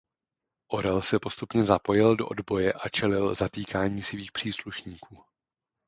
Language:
Czech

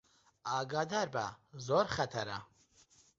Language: Central Kurdish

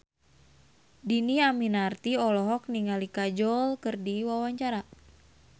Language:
Sundanese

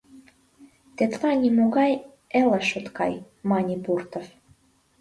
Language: Mari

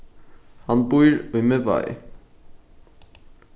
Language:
Faroese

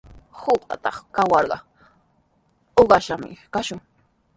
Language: Sihuas Ancash Quechua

